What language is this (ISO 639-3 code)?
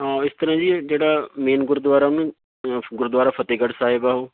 pan